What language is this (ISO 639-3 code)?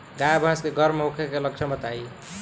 bho